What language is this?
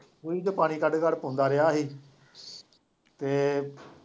Punjabi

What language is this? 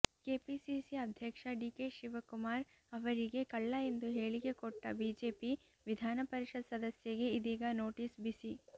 Kannada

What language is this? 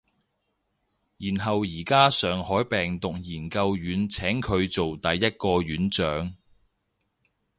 Cantonese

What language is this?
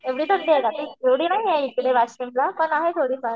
Marathi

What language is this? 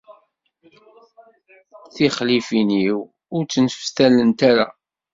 Kabyle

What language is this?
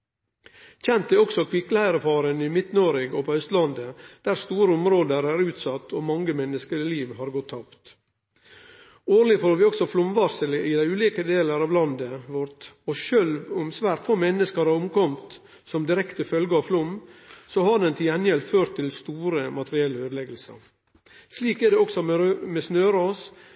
Norwegian Nynorsk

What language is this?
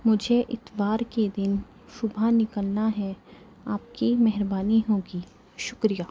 Urdu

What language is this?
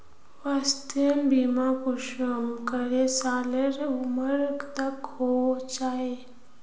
Magahi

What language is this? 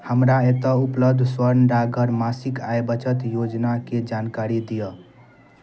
Maithili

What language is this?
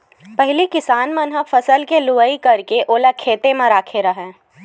Chhattisgarhi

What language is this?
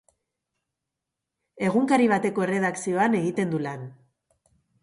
Basque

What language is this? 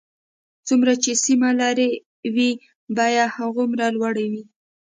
Pashto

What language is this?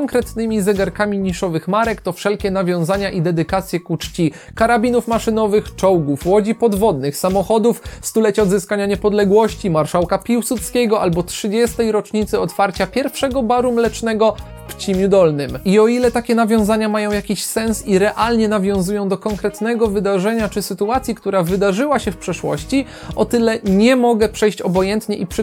Polish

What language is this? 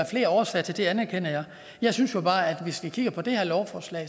Danish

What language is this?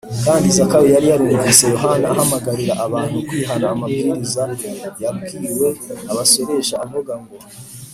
Kinyarwanda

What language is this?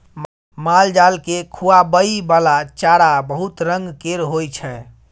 Maithili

